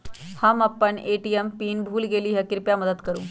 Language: Magahi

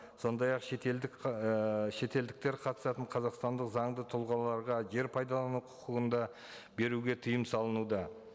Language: Kazakh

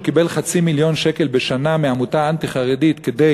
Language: Hebrew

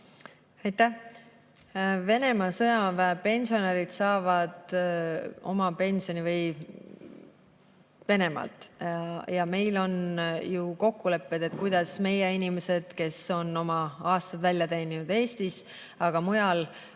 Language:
Estonian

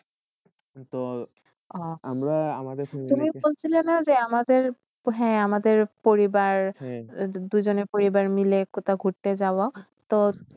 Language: Bangla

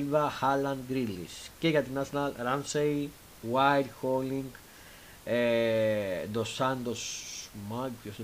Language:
Greek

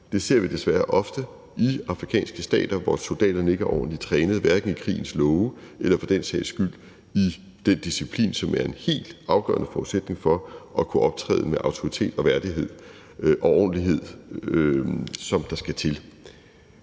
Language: Danish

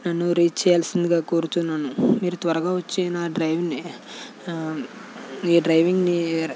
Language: Telugu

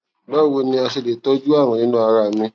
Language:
Yoruba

